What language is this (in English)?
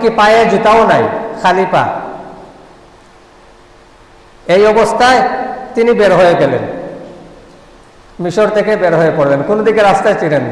Indonesian